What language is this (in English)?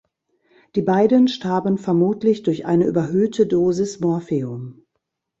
German